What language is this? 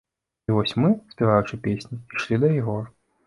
Belarusian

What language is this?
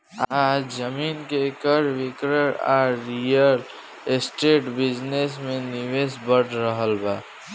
Bhojpuri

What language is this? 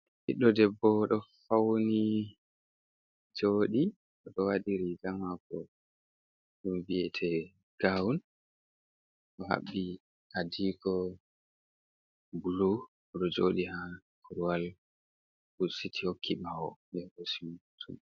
Fula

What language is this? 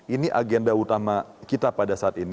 Indonesian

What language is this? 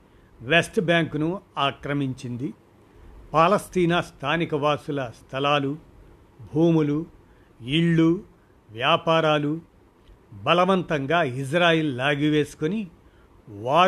Telugu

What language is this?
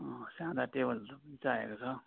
Nepali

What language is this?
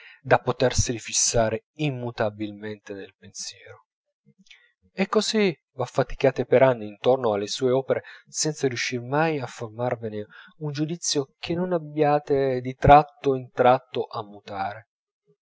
Italian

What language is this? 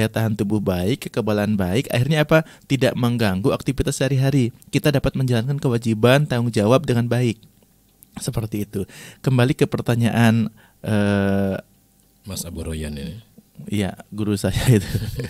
Indonesian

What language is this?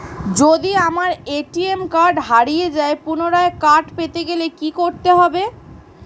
Bangla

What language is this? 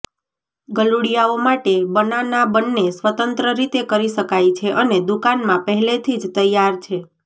Gujarati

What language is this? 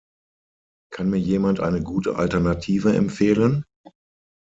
German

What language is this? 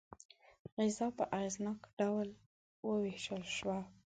Pashto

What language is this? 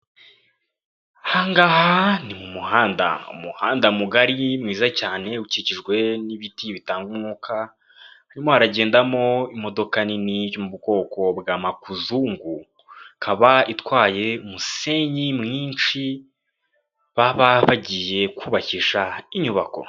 Kinyarwanda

